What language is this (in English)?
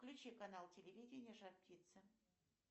Russian